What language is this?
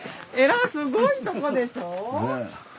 Japanese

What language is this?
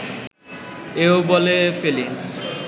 Bangla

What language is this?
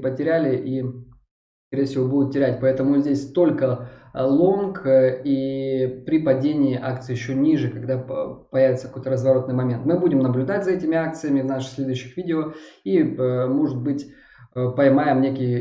Russian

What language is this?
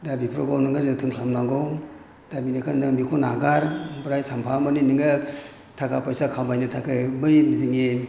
Bodo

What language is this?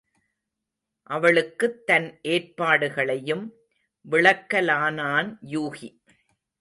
Tamil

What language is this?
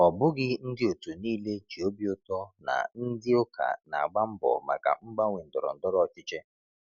Igbo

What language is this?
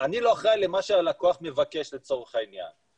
Hebrew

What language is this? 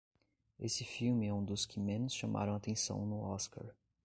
Portuguese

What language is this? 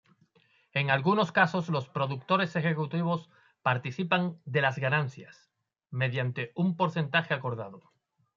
Spanish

